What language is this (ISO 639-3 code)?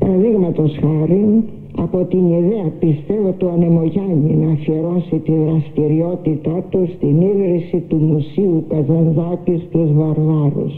ell